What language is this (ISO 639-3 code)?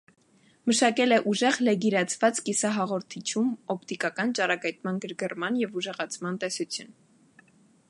hye